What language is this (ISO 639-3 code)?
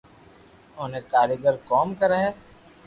lrk